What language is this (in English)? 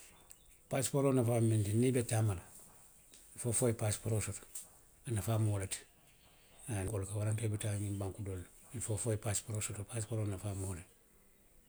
Western Maninkakan